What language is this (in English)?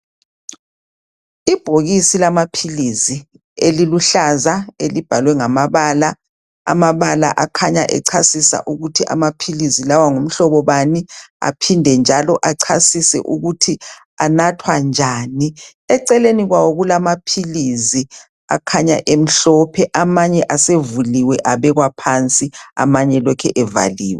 North Ndebele